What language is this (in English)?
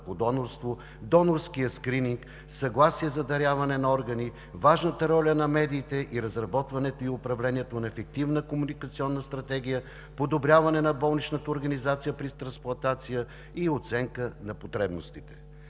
Bulgarian